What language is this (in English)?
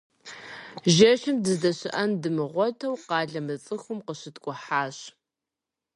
Kabardian